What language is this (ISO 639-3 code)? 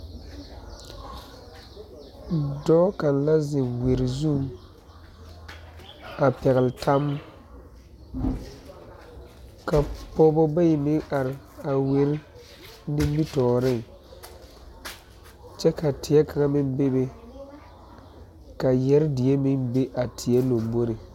dga